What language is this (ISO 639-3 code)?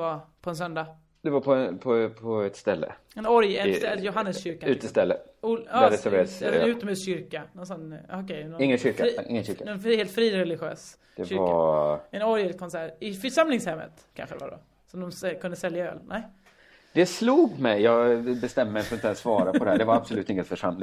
swe